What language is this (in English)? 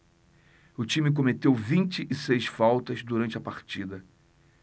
Portuguese